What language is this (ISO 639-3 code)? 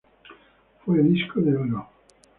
spa